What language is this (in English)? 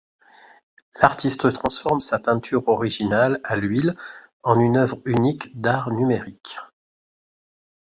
French